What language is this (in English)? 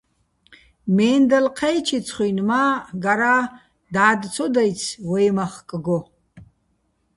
Bats